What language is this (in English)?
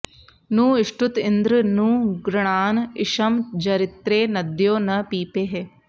Sanskrit